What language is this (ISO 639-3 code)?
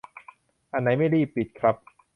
tha